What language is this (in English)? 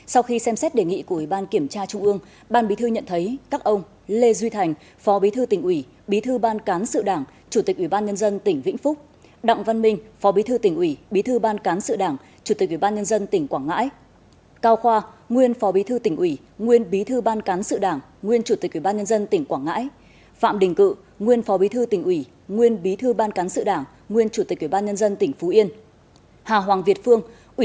Vietnamese